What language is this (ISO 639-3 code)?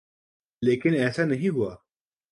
urd